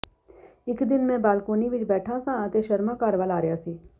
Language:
Punjabi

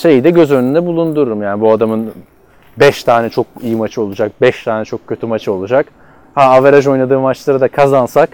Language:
Turkish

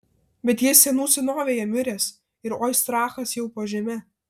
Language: Lithuanian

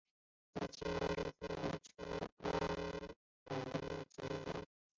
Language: Chinese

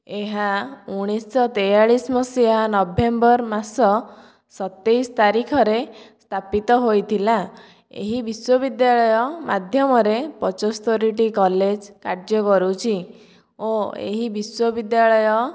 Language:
Odia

